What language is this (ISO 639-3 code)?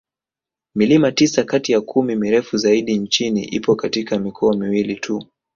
swa